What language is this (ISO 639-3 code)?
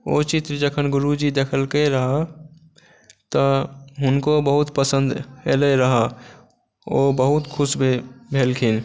mai